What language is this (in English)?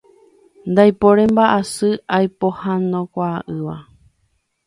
Guarani